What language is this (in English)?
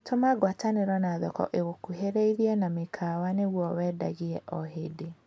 Kikuyu